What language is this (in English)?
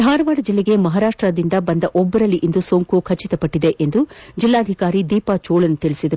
Kannada